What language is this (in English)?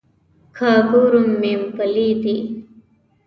Pashto